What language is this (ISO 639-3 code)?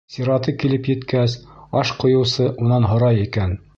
bak